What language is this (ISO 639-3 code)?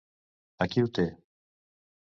cat